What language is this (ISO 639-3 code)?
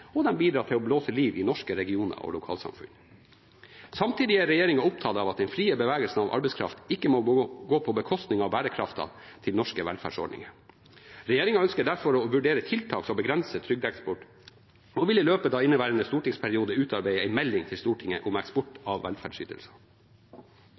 nob